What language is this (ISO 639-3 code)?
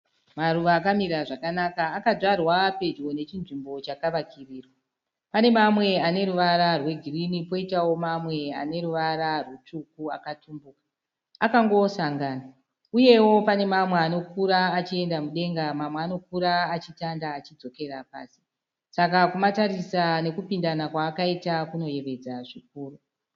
sna